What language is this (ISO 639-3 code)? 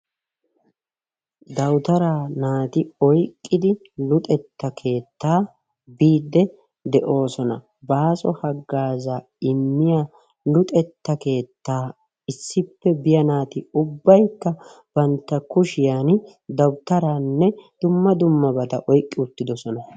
wal